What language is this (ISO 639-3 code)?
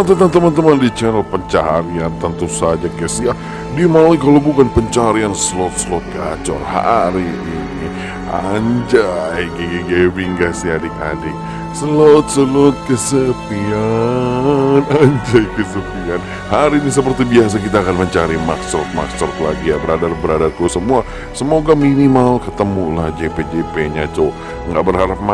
ind